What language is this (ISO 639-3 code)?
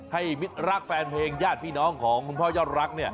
tha